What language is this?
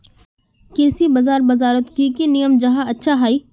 Magahi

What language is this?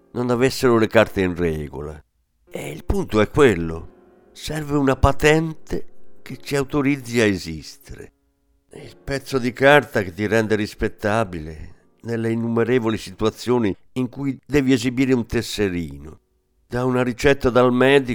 Italian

